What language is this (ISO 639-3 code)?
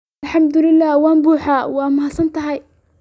som